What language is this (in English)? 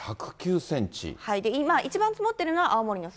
Japanese